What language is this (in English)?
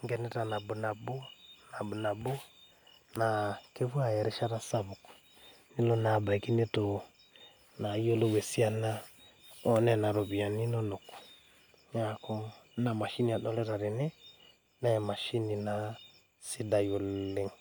Masai